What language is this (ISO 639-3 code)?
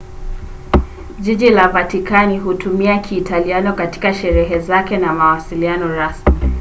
swa